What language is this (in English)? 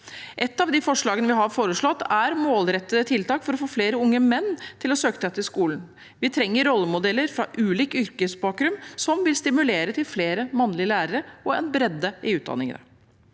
Norwegian